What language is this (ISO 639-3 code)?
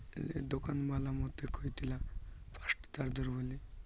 ori